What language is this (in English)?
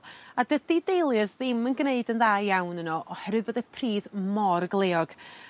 Welsh